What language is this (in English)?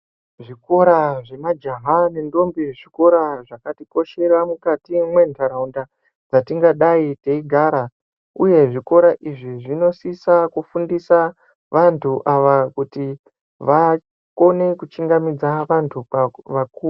Ndau